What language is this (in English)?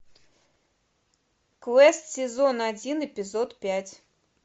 Russian